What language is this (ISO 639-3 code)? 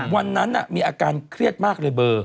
tha